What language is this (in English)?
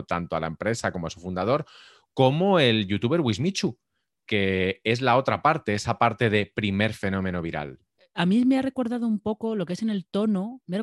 Spanish